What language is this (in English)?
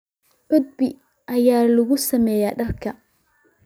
Somali